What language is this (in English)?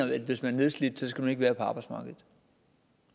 Danish